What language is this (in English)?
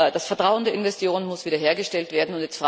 German